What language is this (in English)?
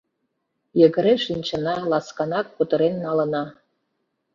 Mari